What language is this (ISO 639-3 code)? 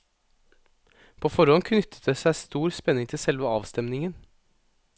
nor